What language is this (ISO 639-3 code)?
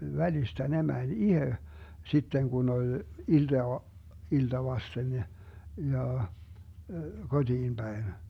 fin